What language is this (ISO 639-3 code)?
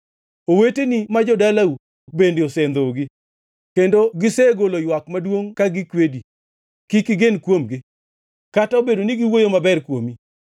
luo